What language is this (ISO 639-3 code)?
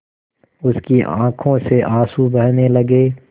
hin